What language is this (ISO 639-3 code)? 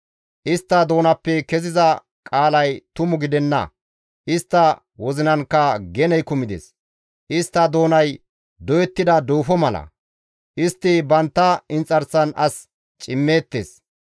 gmv